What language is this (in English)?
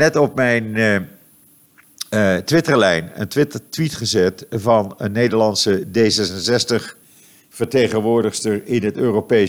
Dutch